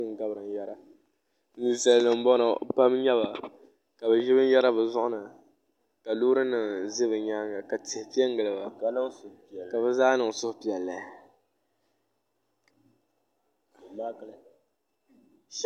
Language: Dagbani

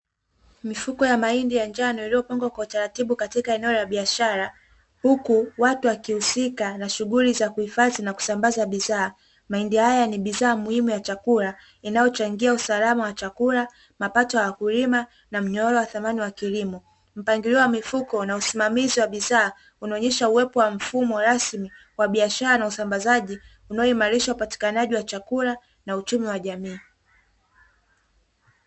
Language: Swahili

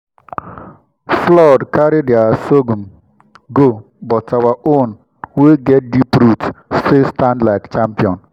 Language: Nigerian Pidgin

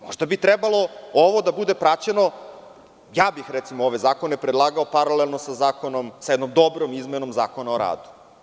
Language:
Serbian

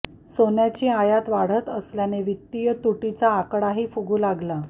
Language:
Marathi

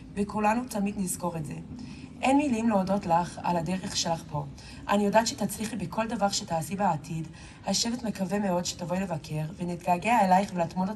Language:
Hebrew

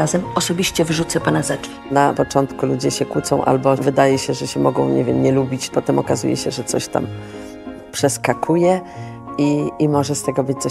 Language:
Polish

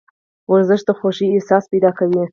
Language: Pashto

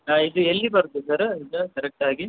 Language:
Kannada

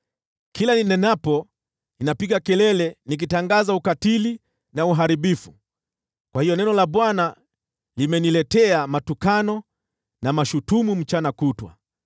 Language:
Swahili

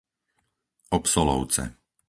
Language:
Slovak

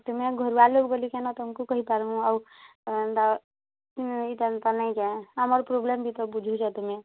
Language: Odia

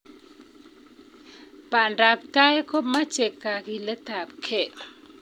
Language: Kalenjin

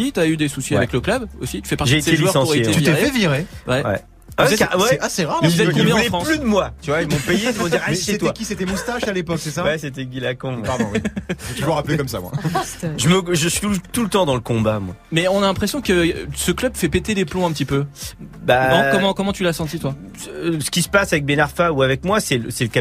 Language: French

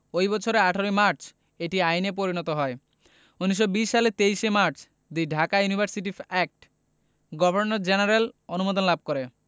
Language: Bangla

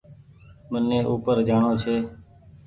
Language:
Goaria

